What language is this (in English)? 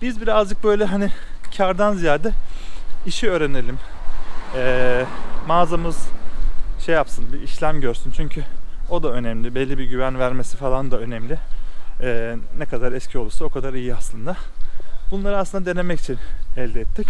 Turkish